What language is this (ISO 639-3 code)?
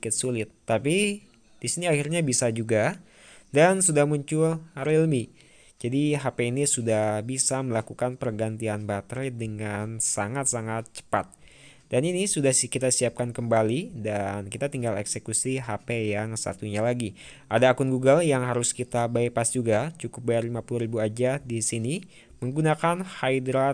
ind